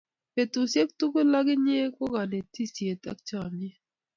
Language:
Kalenjin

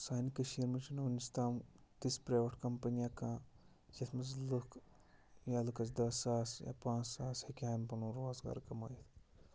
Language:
Kashmiri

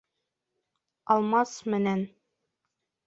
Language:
Bashkir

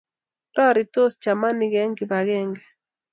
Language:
Kalenjin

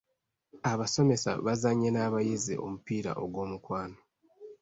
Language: Ganda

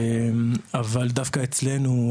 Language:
Hebrew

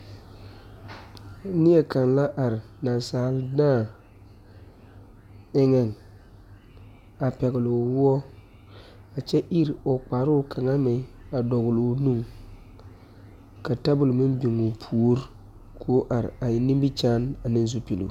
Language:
Southern Dagaare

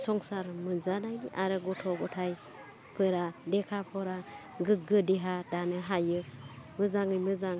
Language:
Bodo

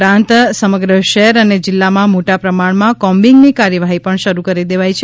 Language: Gujarati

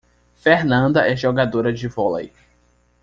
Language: Portuguese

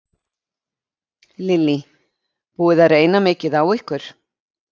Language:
Icelandic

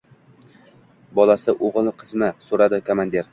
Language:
Uzbek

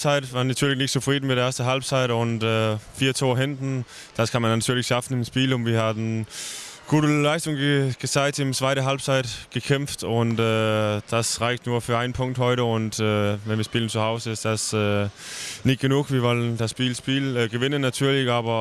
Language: German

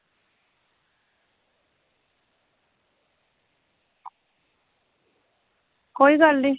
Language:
Dogri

